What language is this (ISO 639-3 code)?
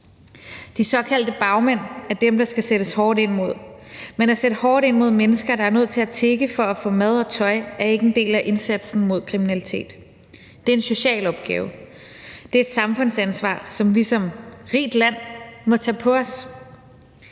dan